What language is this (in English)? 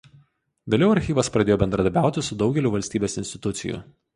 Lithuanian